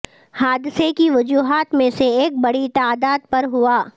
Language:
Urdu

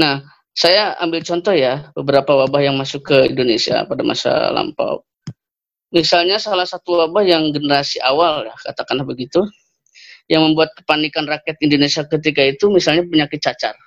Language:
Indonesian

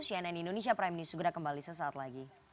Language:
Indonesian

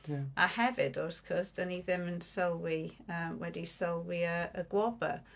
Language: Welsh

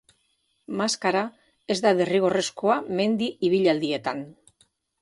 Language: Basque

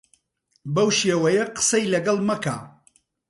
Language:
Central Kurdish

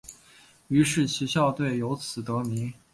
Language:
Chinese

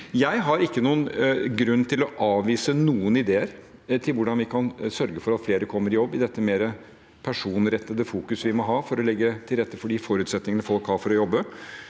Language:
Norwegian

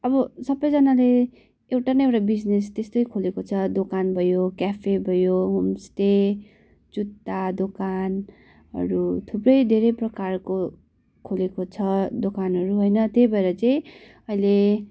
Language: Nepali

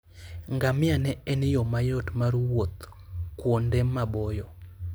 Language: Luo (Kenya and Tanzania)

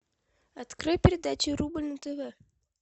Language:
Russian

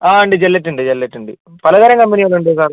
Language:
Malayalam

